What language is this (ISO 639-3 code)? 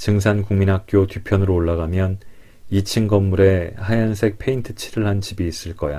kor